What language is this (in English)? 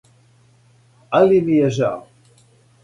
Serbian